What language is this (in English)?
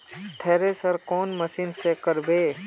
Magahi